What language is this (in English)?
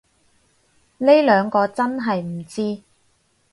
Cantonese